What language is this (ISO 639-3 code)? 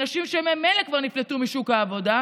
heb